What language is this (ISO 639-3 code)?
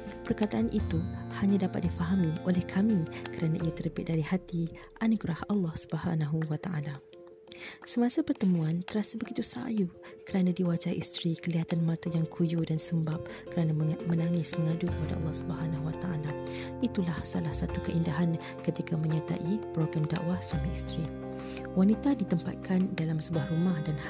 msa